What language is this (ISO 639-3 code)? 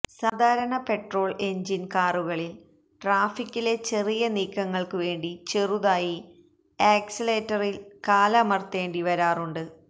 mal